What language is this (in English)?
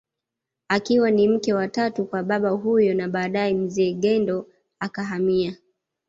Swahili